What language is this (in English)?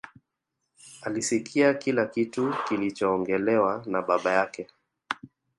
Swahili